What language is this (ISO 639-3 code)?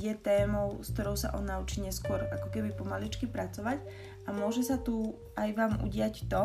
slk